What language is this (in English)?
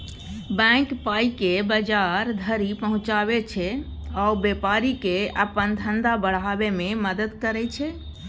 Maithili